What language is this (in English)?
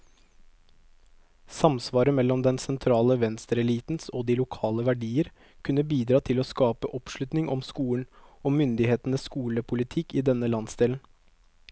Norwegian